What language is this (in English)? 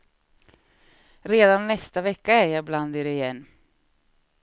Swedish